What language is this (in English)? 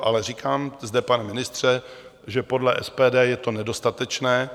Czech